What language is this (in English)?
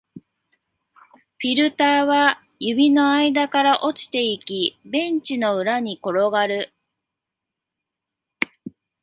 Japanese